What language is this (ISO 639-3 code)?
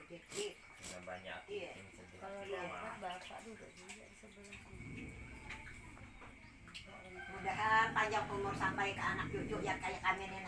ind